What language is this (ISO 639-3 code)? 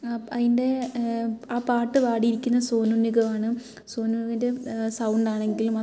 mal